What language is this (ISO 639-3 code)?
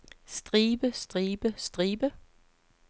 dan